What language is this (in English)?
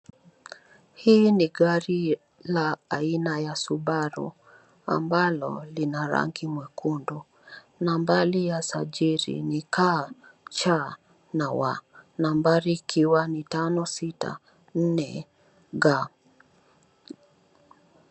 Swahili